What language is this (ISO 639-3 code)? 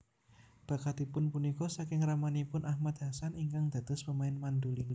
jav